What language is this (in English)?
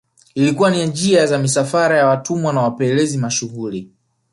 Swahili